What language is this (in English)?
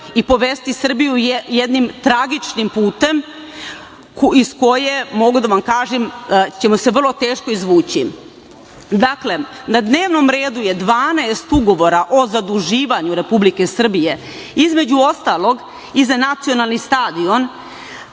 Serbian